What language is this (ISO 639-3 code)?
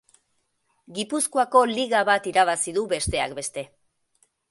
eus